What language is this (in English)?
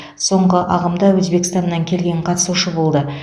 Kazakh